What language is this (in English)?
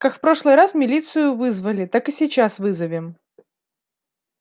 Russian